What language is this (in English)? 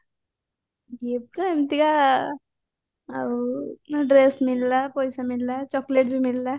Odia